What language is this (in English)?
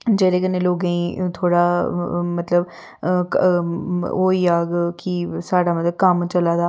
Dogri